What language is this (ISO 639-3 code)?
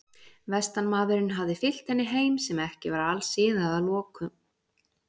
isl